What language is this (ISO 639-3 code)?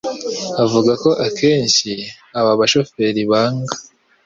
kin